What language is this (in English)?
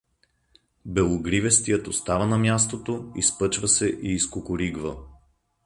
Bulgarian